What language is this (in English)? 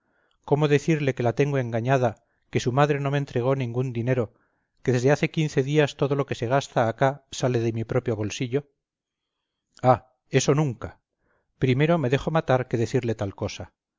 Spanish